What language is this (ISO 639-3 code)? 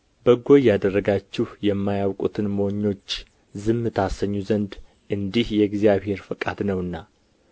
amh